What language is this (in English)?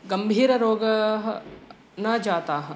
Sanskrit